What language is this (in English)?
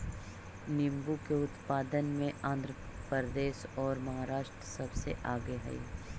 Magahi